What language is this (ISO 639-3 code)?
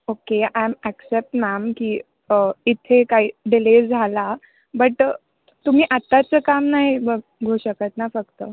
mar